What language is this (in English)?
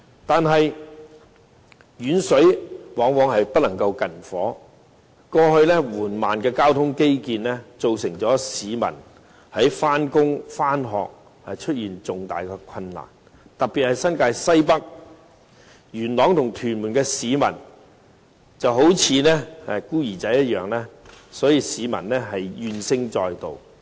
Cantonese